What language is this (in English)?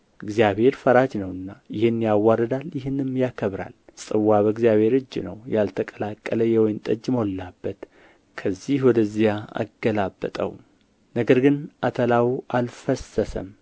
Amharic